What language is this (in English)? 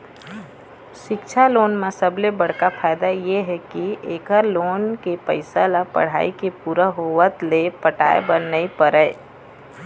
Chhattisgarhi